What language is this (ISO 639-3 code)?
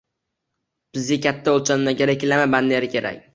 uzb